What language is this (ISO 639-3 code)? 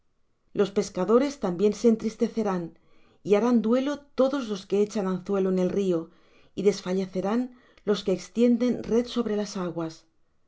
spa